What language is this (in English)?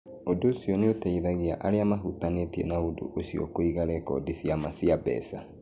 Kikuyu